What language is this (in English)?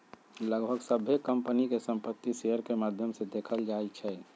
Magahi